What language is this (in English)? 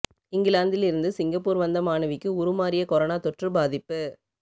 Tamil